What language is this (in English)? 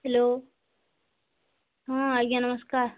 Odia